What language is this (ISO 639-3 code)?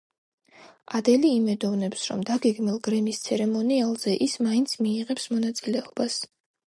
kat